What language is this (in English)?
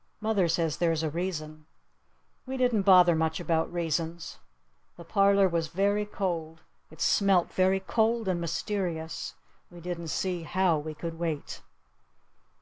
English